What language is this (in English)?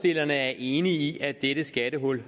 Danish